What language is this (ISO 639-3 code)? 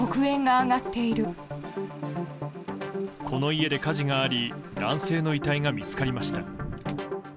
jpn